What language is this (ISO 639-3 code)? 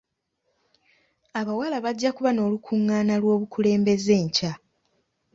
lug